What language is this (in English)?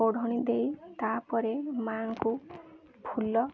Odia